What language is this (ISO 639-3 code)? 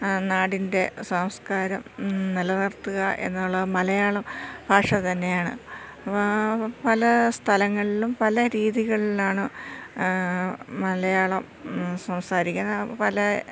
mal